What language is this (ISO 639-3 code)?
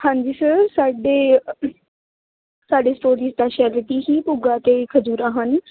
pan